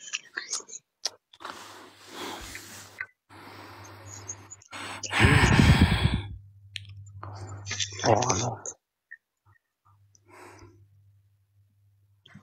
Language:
Turkish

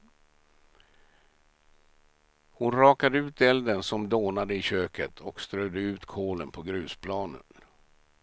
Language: Swedish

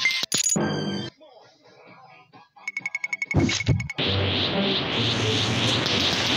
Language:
English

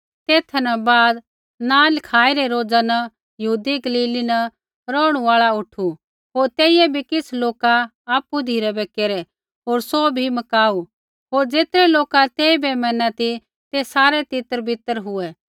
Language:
Kullu Pahari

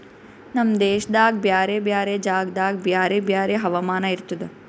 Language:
Kannada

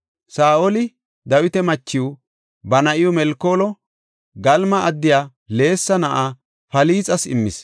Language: Gofa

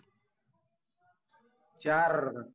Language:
Marathi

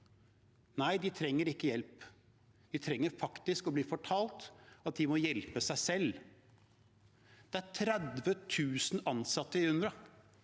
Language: Norwegian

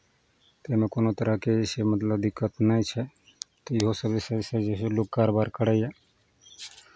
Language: Maithili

